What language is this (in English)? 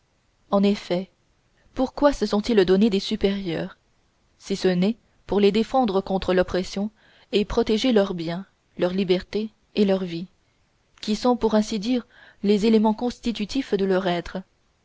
French